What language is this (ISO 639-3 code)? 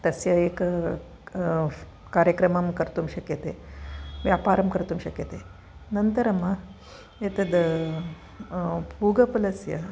san